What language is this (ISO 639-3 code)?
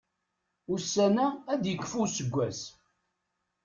kab